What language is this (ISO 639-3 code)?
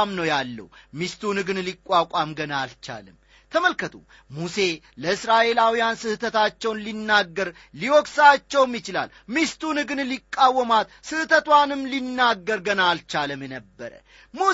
amh